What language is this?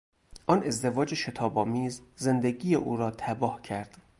Persian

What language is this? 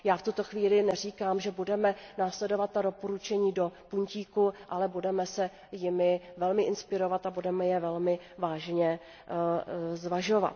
Czech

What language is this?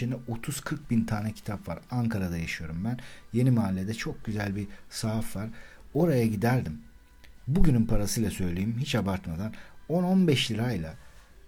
Turkish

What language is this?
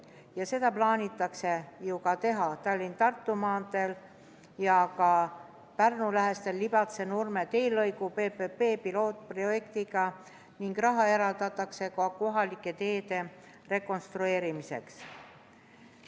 Estonian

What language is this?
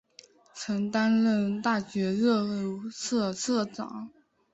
Chinese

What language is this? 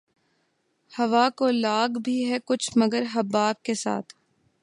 Urdu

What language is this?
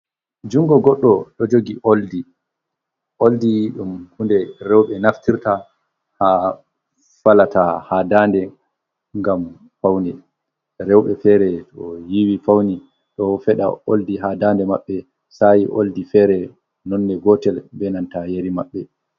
Fula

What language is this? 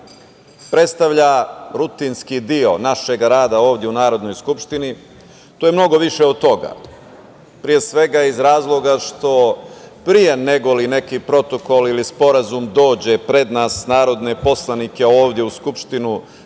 Serbian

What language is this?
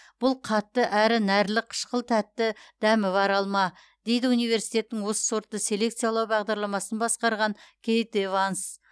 Kazakh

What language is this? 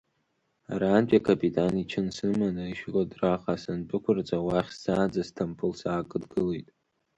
Abkhazian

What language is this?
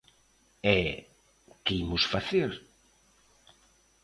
Galician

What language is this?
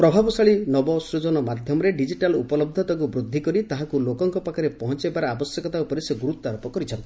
Odia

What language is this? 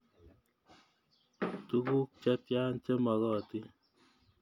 Kalenjin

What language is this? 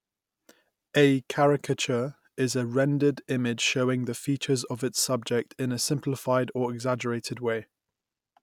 English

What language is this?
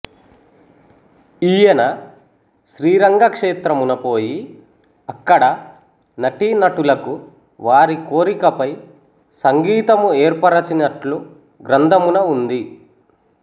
Telugu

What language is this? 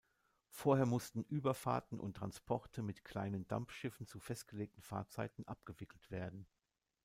German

